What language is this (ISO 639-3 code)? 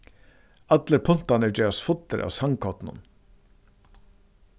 fao